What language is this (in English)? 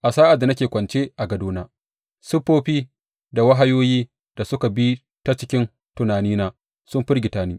Hausa